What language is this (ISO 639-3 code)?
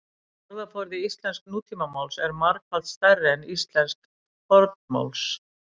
isl